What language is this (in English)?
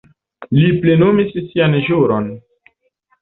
Esperanto